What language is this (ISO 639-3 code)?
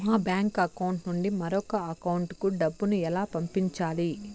tel